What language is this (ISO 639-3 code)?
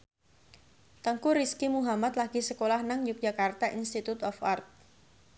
jav